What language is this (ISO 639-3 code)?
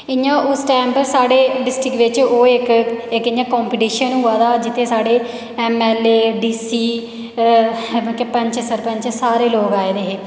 doi